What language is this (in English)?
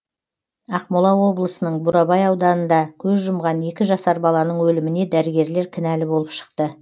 Kazakh